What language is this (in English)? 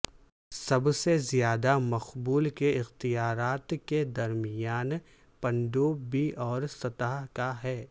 Urdu